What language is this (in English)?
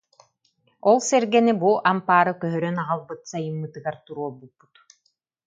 Yakut